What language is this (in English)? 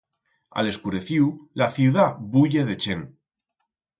Aragonese